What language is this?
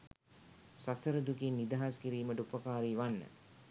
Sinhala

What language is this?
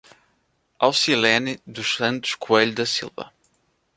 Portuguese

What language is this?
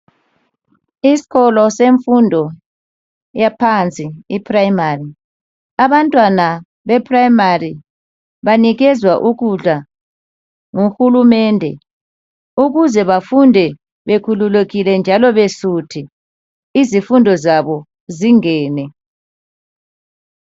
North Ndebele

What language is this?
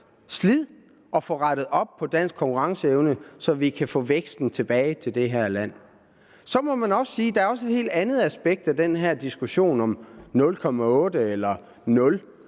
Danish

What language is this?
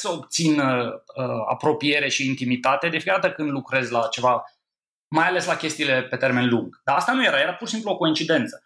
Romanian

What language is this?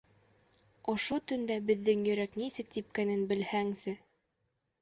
Bashkir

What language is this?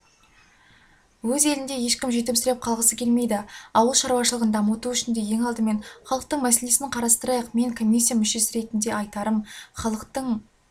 Kazakh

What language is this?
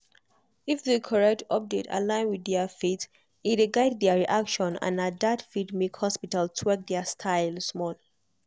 Nigerian Pidgin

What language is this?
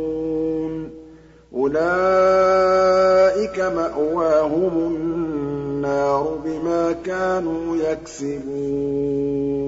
Arabic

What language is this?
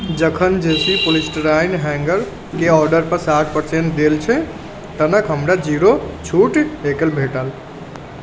Maithili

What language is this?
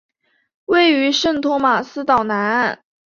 Chinese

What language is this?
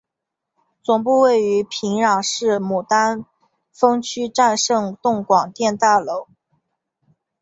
Chinese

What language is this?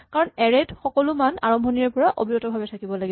Assamese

